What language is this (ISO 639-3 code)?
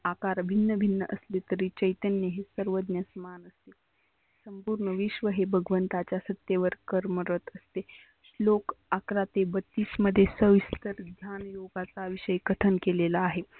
mar